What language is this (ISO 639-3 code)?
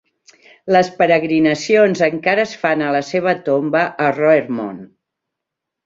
cat